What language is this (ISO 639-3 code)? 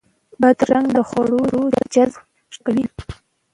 pus